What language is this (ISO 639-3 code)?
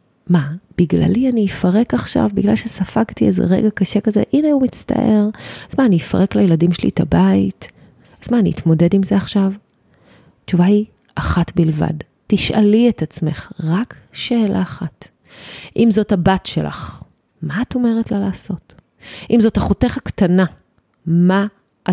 heb